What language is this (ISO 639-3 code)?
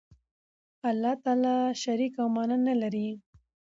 pus